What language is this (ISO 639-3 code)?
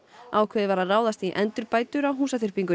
isl